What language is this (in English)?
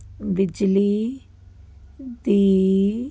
Punjabi